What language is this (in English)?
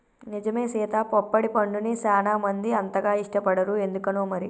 Telugu